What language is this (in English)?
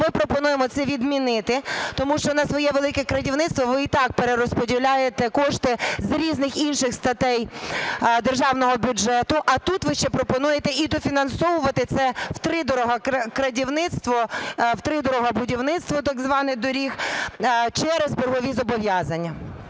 Ukrainian